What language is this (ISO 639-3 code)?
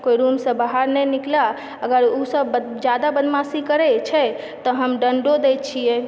mai